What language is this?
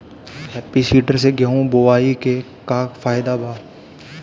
Bhojpuri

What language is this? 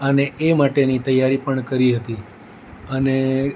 Gujarati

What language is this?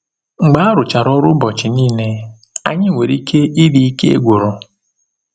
Igbo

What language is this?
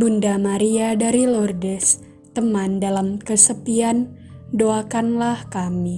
Indonesian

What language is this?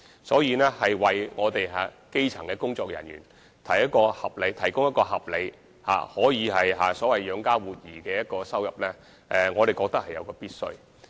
Cantonese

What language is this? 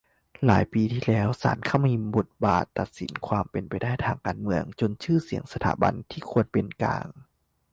Thai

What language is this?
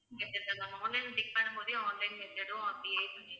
Tamil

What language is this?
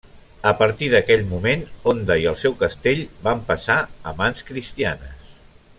Catalan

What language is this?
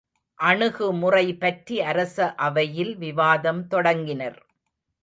Tamil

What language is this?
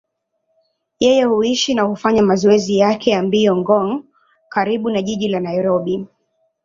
Swahili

